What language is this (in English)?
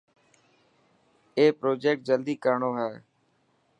Dhatki